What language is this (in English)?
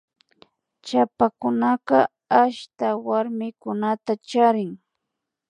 Imbabura Highland Quichua